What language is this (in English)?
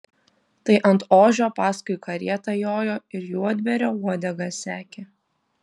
Lithuanian